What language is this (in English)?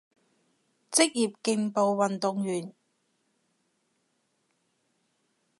Cantonese